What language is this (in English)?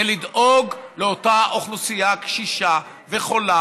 Hebrew